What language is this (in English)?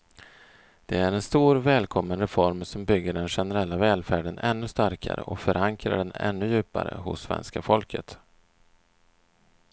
Swedish